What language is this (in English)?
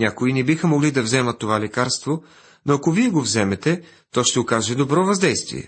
Bulgarian